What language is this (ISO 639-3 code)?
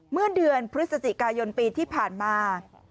tha